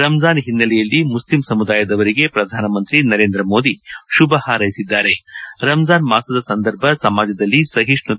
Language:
Kannada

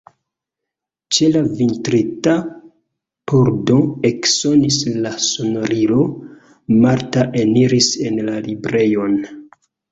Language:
Esperanto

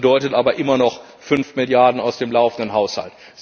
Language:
German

